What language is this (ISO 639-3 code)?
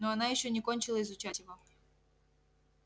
rus